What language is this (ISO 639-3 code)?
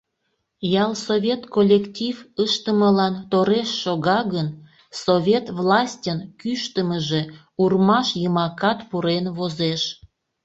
chm